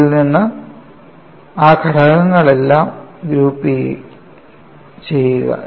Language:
Malayalam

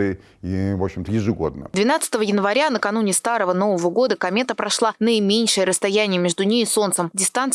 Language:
Russian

